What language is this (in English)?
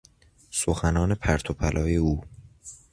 Persian